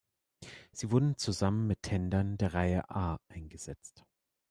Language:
German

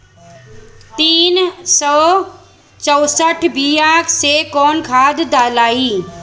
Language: Bhojpuri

